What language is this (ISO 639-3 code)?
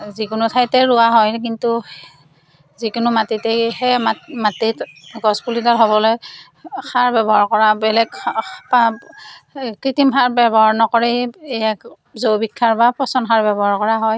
asm